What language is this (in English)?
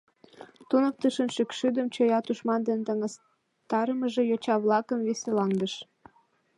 Mari